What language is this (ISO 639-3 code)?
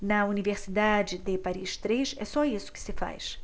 por